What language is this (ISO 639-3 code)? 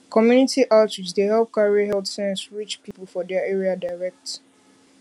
pcm